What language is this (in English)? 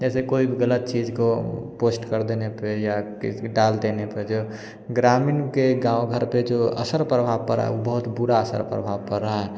Hindi